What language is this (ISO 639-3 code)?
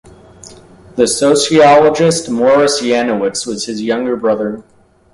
eng